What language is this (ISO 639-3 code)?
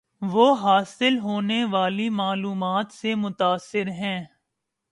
urd